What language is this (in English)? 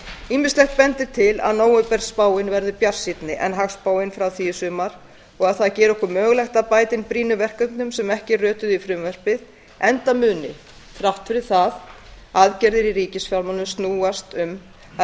Icelandic